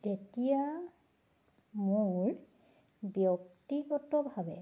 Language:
Assamese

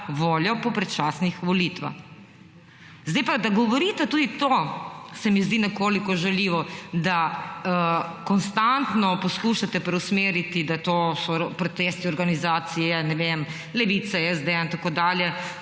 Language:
Slovenian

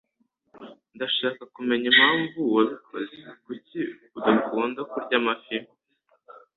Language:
Kinyarwanda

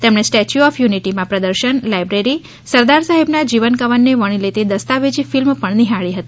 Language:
Gujarati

